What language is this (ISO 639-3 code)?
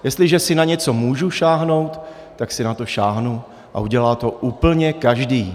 ces